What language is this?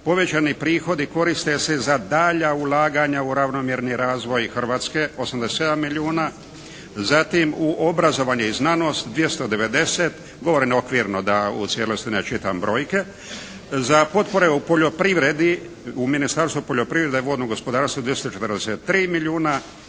Croatian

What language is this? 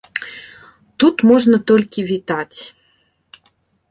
Belarusian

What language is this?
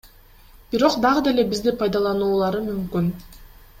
Kyrgyz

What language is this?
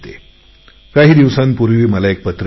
Marathi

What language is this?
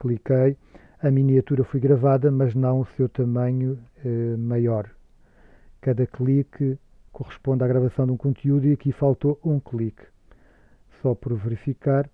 Portuguese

